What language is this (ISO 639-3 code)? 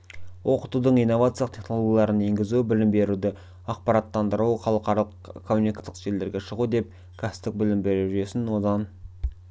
kaz